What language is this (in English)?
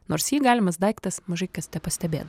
Lithuanian